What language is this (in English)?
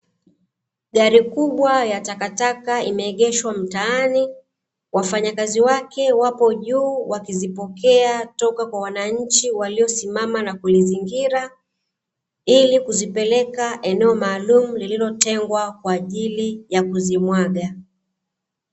Swahili